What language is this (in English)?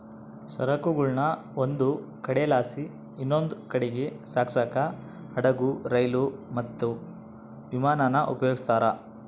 Kannada